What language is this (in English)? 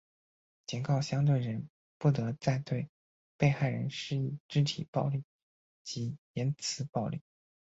Chinese